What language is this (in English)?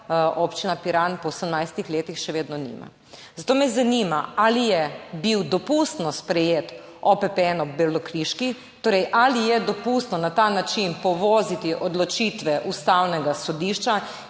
Slovenian